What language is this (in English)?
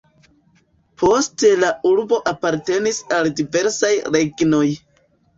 Esperanto